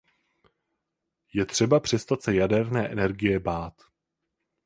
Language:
Czech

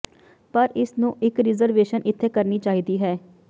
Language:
Punjabi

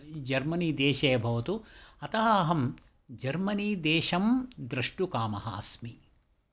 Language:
Sanskrit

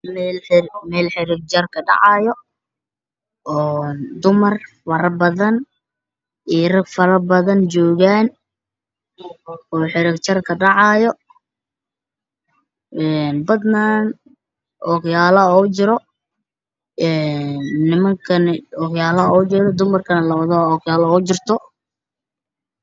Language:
Somali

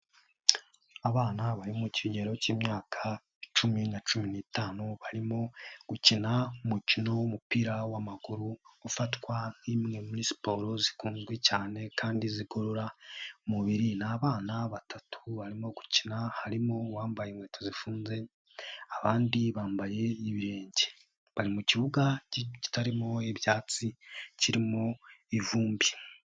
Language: Kinyarwanda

